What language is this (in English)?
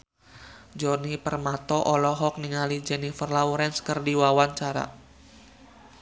Sundanese